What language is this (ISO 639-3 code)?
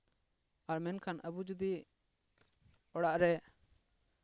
sat